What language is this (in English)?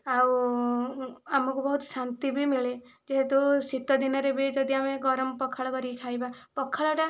Odia